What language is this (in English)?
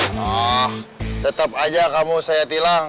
Indonesian